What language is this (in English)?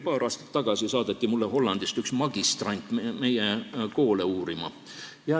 Estonian